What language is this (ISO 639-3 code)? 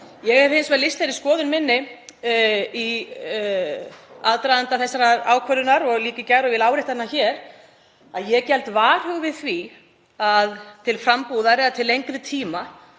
isl